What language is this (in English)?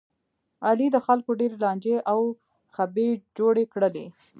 Pashto